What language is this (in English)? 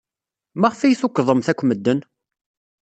Kabyle